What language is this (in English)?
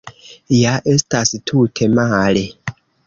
Esperanto